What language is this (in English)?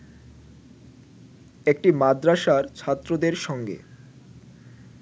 Bangla